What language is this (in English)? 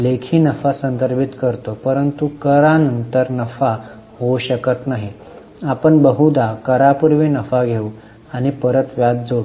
Marathi